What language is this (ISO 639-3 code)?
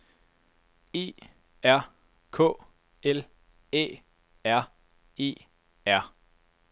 dan